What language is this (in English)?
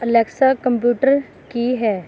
Punjabi